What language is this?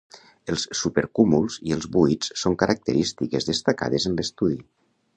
Catalan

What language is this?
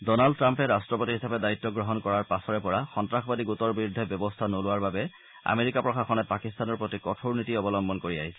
Assamese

